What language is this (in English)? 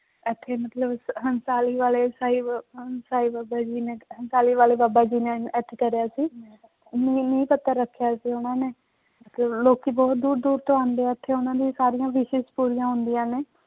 Punjabi